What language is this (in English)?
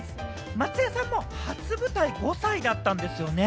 Japanese